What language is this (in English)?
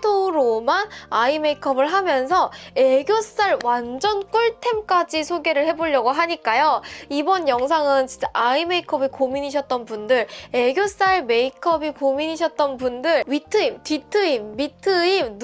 Korean